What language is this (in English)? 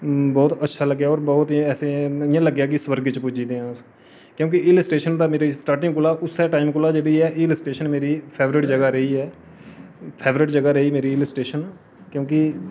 Dogri